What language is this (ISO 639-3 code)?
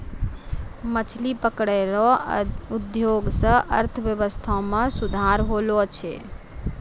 mai